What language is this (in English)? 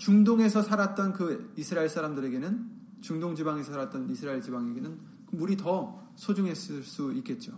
Korean